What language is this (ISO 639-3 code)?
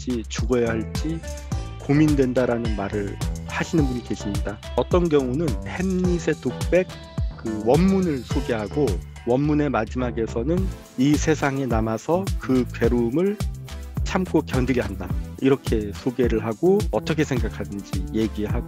kor